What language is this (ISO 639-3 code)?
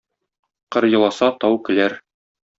tat